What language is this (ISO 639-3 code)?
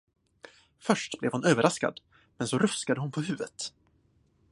swe